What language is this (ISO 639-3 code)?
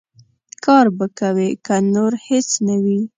pus